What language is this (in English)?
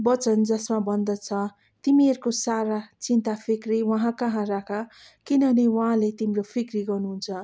Nepali